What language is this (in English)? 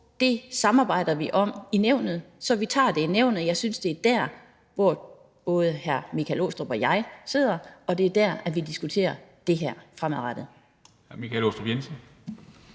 Danish